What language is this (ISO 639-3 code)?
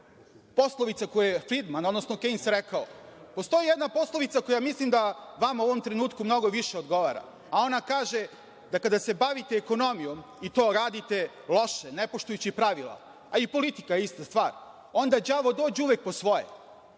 srp